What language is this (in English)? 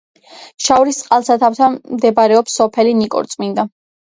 Georgian